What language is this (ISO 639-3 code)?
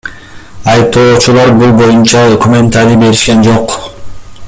kir